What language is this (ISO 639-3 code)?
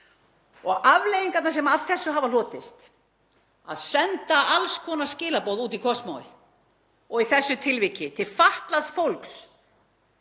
isl